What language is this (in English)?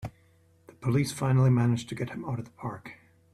English